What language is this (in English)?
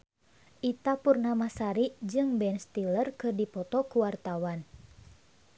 Sundanese